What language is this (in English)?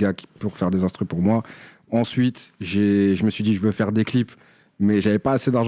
French